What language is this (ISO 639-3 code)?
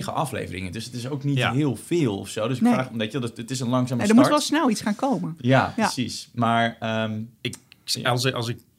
nld